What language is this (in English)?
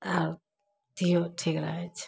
Maithili